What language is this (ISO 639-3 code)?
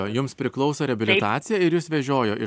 lit